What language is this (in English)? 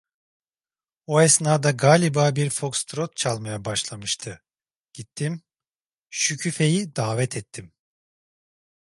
Turkish